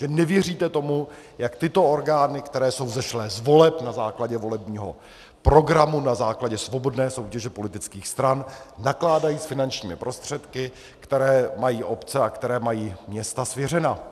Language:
Czech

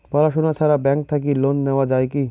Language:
Bangla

